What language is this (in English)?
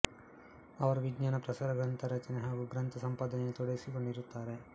Kannada